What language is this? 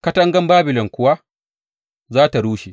Hausa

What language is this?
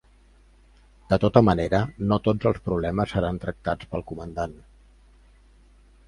Catalan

